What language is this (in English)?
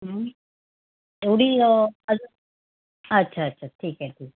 Marathi